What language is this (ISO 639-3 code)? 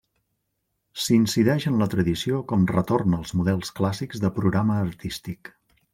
cat